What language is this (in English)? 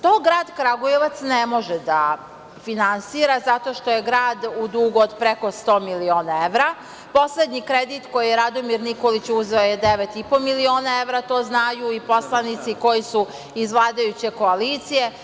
Serbian